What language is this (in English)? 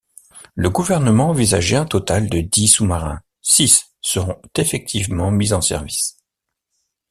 French